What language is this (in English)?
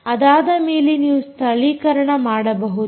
Kannada